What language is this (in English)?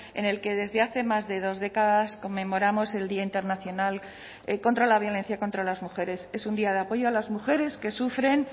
Spanish